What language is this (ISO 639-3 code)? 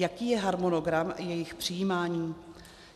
ces